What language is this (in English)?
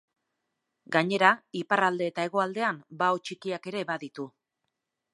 Basque